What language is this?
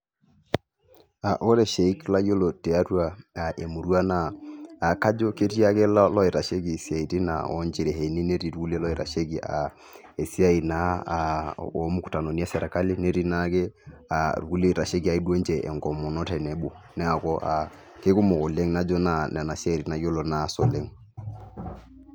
Masai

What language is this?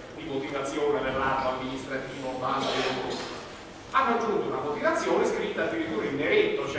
Italian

